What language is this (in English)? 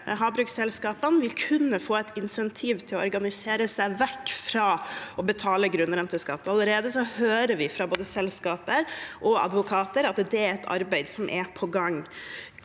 Norwegian